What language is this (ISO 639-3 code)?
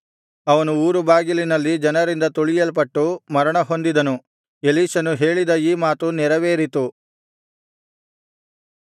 kan